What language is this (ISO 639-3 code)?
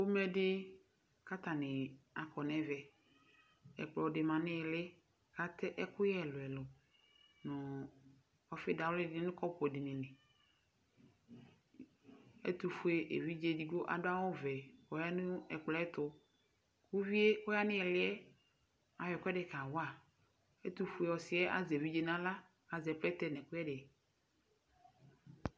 kpo